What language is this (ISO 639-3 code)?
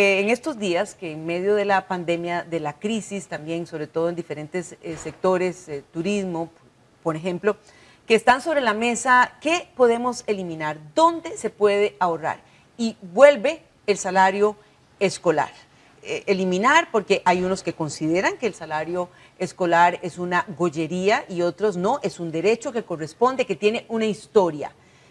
spa